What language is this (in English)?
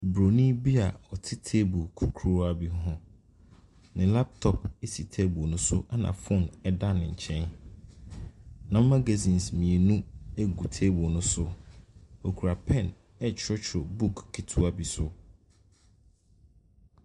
Akan